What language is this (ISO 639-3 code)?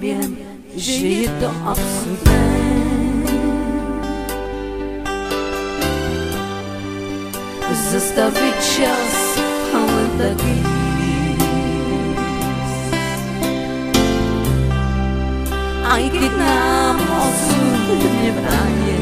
pol